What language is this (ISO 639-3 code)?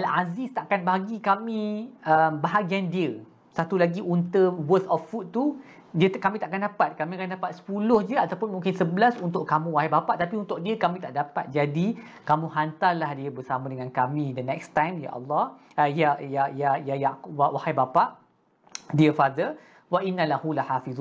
msa